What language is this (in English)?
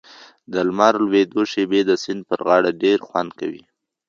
Pashto